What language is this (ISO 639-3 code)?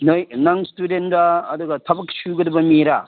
mni